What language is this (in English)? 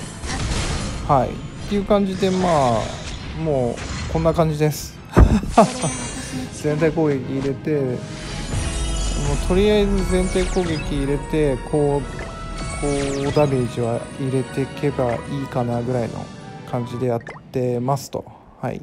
Japanese